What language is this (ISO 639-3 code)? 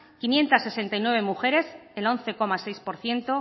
spa